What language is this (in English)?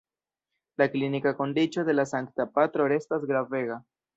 Esperanto